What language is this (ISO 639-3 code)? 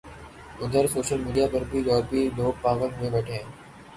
urd